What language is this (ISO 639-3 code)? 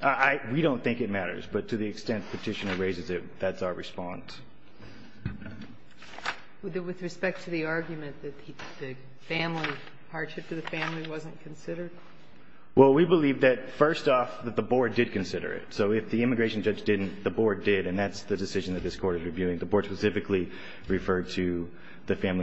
eng